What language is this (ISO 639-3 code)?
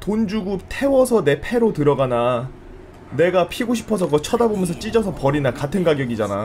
kor